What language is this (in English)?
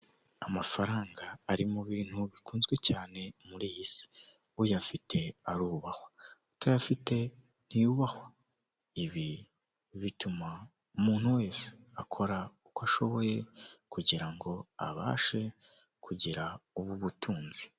Kinyarwanda